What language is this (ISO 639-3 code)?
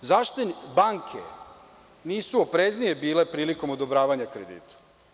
srp